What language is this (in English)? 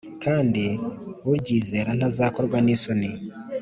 Kinyarwanda